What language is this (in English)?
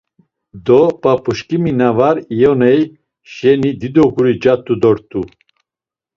Laz